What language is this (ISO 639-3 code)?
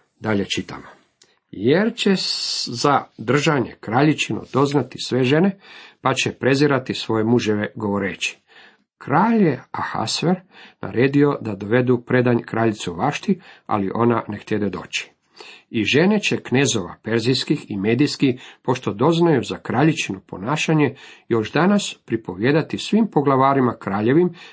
hrv